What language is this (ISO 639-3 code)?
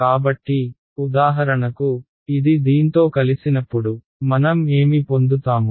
tel